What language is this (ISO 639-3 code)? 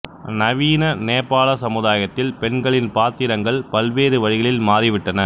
tam